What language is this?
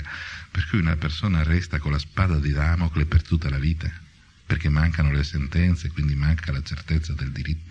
Italian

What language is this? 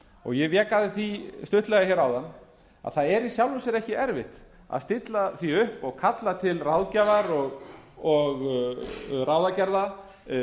Icelandic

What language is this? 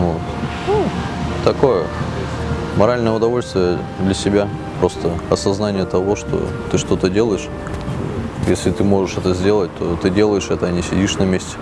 Russian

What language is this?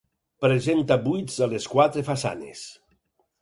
Catalan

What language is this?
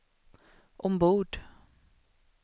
Swedish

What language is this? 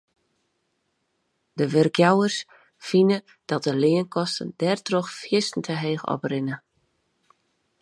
Western Frisian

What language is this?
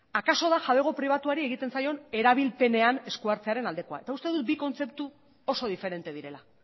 Basque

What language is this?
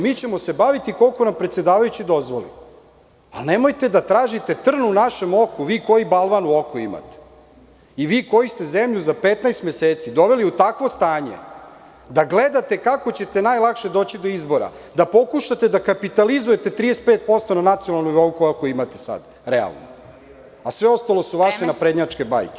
Serbian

